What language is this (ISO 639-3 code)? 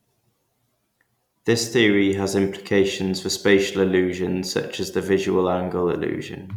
eng